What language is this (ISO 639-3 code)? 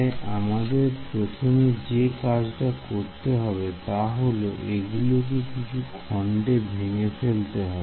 ben